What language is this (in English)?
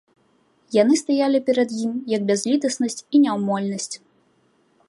Belarusian